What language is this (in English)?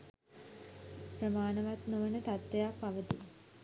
Sinhala